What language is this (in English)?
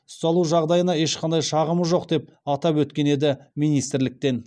Kazakh